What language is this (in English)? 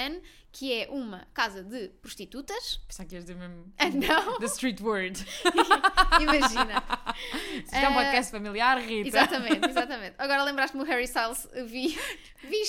Portuguese